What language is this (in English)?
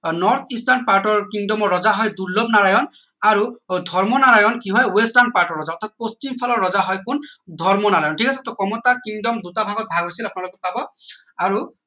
Assamese